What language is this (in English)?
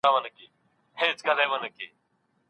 Pashto